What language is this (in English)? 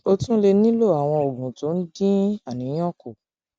Yoruba